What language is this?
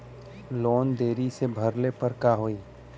Bhojpuri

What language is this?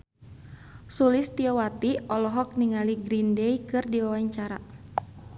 Sundanese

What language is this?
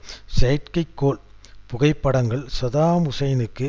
Tamil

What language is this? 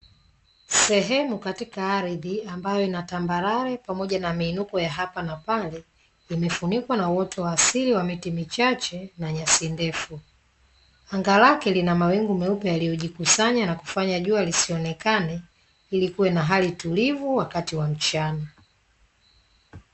Swahili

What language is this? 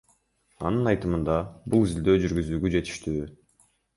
Kyrgyz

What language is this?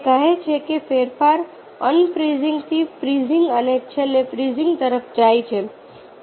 Gujarati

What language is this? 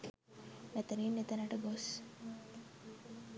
Sinhala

